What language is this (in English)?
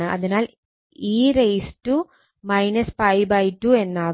Malayalam